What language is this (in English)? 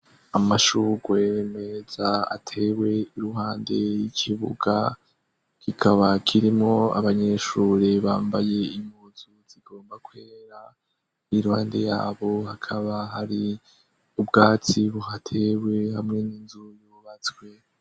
Rundi